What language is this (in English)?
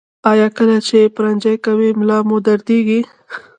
Pashto